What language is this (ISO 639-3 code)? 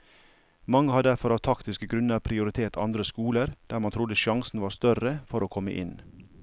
nor